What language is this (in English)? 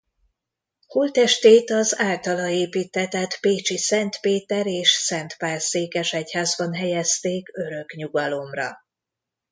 Hungarian